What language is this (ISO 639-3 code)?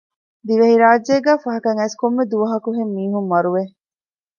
div